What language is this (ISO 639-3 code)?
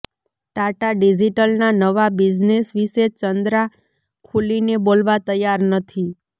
guj